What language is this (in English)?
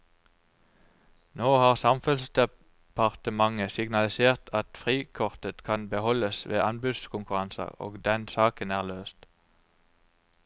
Norwegian